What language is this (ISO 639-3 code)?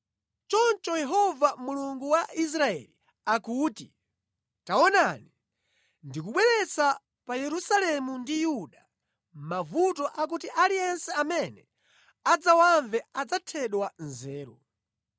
nya